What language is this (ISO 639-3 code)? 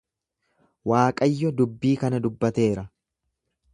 orm